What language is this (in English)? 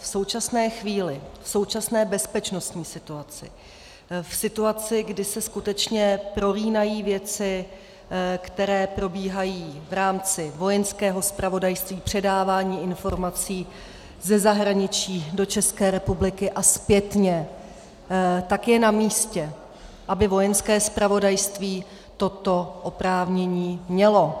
Czech